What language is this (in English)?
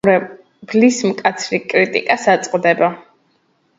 Georgian